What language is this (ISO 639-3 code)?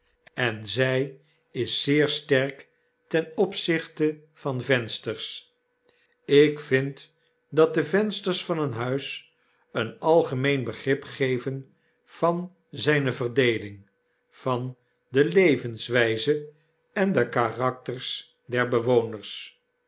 nld